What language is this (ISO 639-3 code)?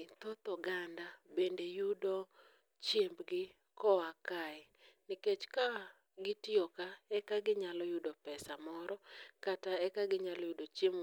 luo